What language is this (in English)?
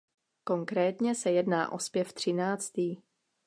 Czech